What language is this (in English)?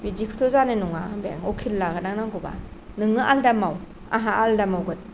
Bodo